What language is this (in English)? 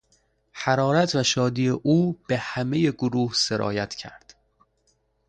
Persian